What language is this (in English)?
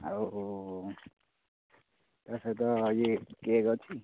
Odia